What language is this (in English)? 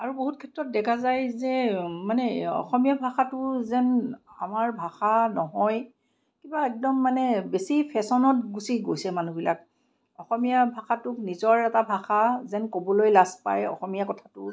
Assamese